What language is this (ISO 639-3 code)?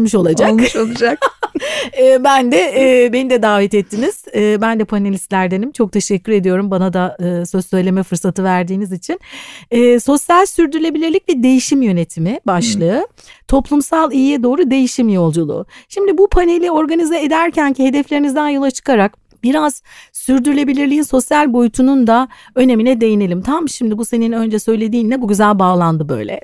tur